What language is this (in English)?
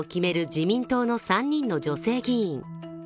Japanese